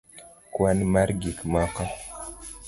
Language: Luo (Kenya and Tanzania)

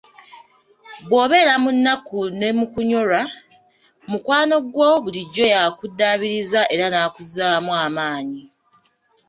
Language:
Ganda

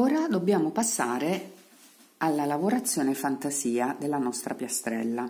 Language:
Italian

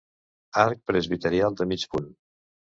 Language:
Catalan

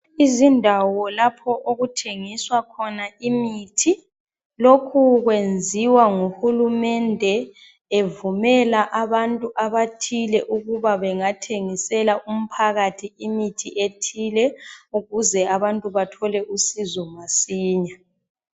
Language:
North Ndebele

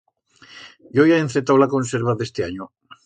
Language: Aragonese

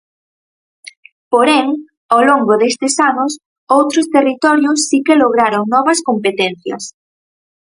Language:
Galician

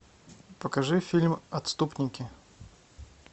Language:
Russian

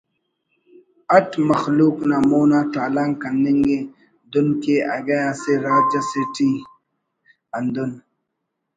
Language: Brahui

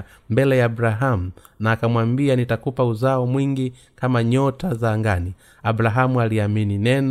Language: Swahili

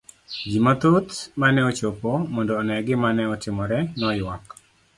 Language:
Luo (Kenya and Tanzania)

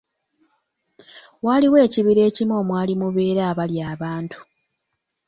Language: Ganda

